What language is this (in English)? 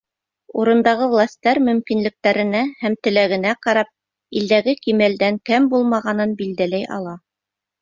Bashkir